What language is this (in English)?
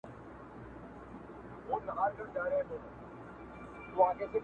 Pashto